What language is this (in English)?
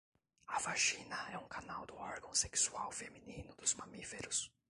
Portuguese